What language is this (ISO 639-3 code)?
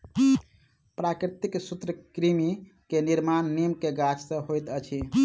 mai